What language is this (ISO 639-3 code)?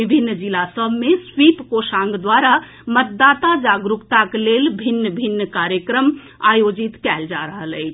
mai